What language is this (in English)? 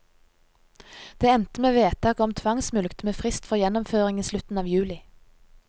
Norwegian